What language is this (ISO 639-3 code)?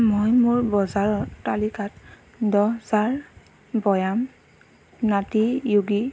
asm